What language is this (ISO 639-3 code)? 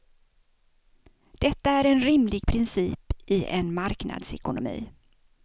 swe